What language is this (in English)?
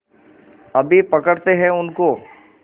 Hindi